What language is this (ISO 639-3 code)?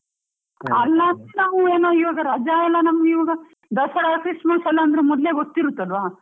kan